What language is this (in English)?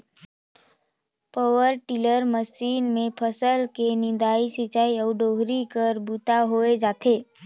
Chhattisgarhi